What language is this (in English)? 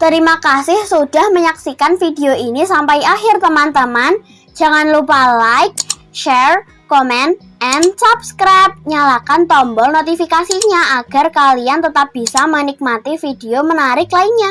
Indonesian